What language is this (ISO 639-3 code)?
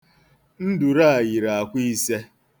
ibo